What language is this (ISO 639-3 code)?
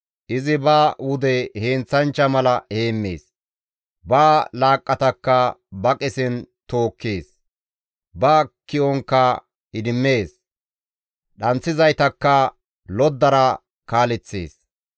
gmv